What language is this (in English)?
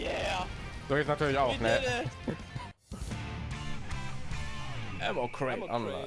German